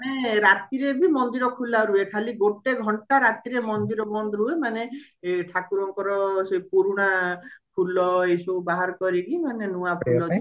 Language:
Odia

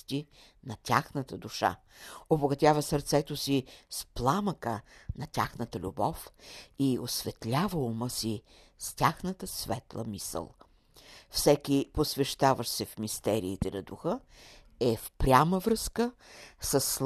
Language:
Bulgarian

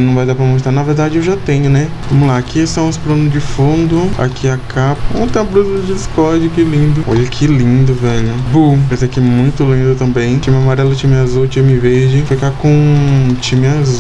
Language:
Portuguese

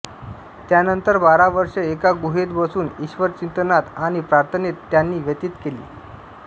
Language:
Marathi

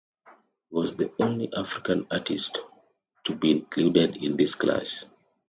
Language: English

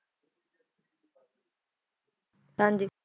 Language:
Punjabi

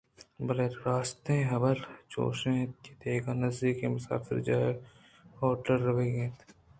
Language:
Eastern Balochi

